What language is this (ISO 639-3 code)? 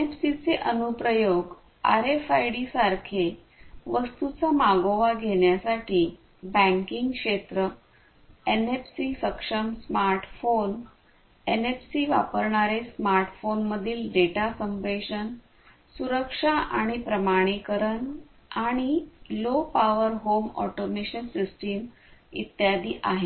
mar